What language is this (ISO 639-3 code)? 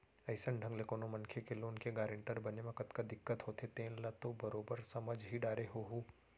hne